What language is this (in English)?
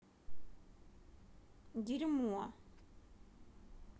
Russian